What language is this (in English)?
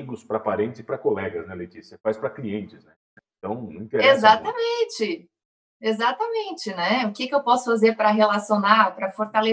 Portuguese